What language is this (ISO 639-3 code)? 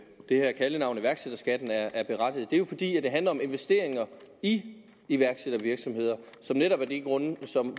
dan